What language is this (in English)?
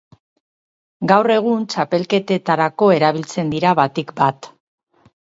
Basque